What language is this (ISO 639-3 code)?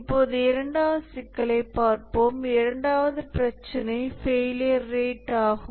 tam